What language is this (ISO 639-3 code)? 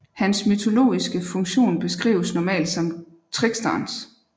dan